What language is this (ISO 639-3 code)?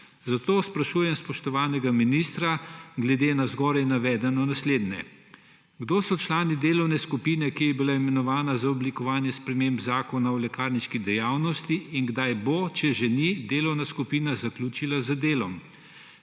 slv